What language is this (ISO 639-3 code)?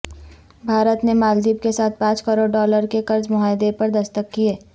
urd